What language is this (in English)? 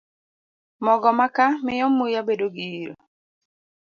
Luo (Kenya and Tanzania)